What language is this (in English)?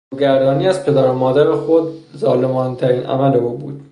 Persian